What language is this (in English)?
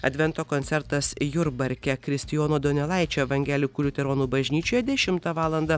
Lithuanian